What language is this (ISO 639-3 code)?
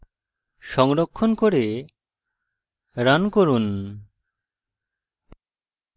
ben